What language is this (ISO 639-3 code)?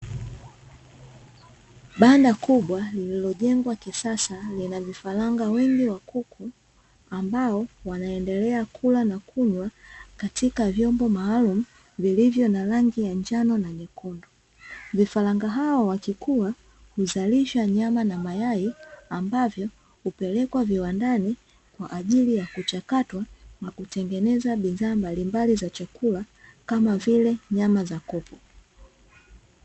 swa